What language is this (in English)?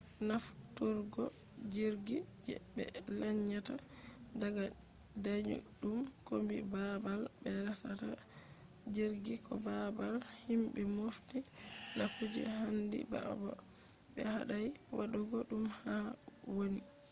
Fula